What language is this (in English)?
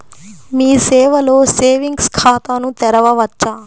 Telugu